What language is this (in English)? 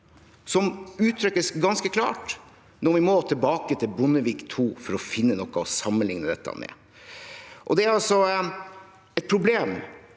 Norwegian